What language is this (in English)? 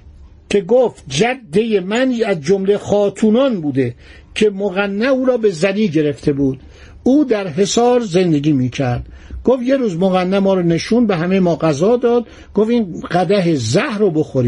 Persian